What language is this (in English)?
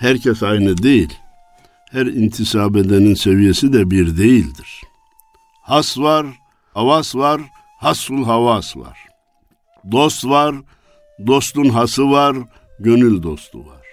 Turkish